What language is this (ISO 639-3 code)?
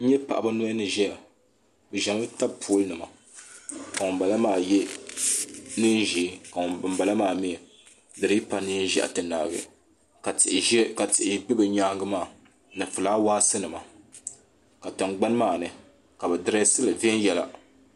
dag